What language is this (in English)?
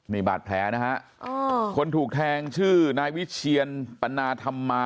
Thai